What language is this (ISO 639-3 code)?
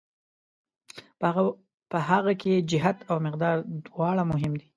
pus